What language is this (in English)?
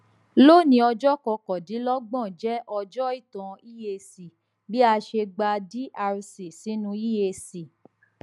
Yoruba